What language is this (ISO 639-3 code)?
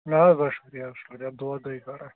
kas